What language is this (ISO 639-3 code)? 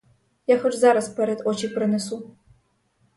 ukr